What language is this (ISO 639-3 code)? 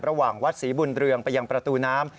tha